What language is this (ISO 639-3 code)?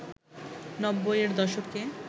ben